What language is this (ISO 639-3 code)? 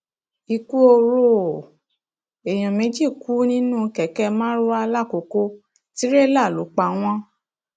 yor